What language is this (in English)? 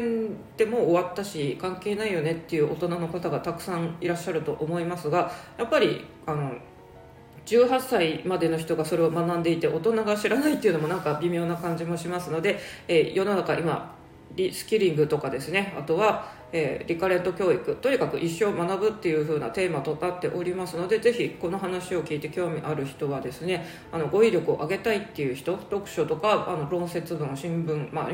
Japanese